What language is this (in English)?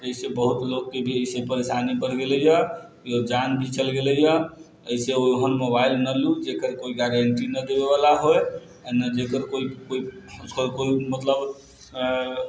Maithili